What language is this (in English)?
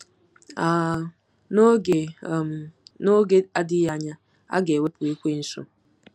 Igbo